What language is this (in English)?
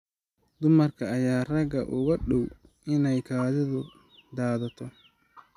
Somali